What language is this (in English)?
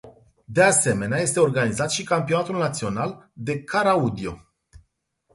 Romanian